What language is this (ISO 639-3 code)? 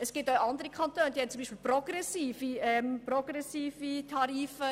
gsw